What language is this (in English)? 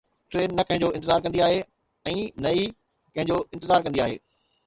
Sindhi